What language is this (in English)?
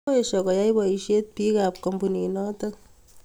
Kalenjin